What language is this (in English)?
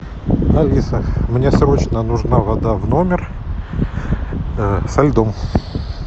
Russian